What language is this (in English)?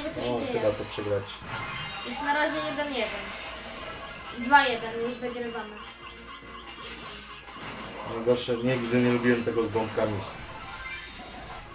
Polish